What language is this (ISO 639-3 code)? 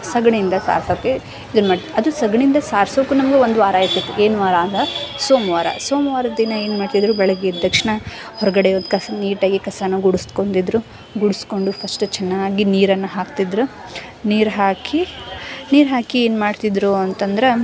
kan